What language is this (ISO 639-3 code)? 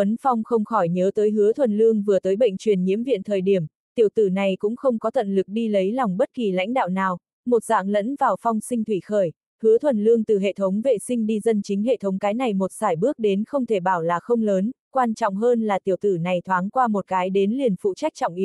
vie